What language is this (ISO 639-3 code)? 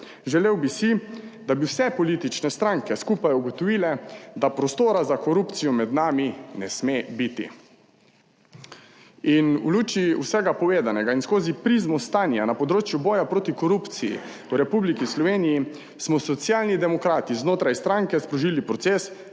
slv